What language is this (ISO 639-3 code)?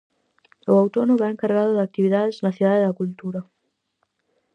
glg